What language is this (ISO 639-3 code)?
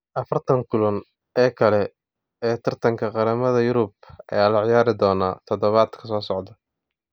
som